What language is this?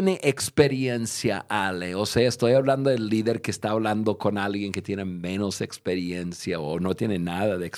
Spanish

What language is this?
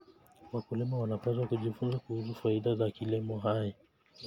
Kalenjin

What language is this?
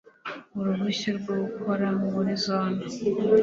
Kinyarwanda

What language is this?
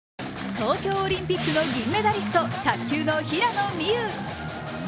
Japanese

